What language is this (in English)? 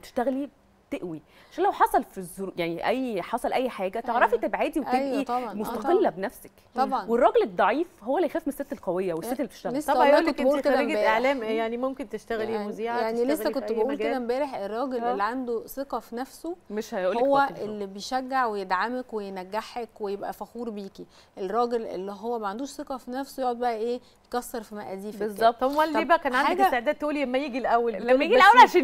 Arabic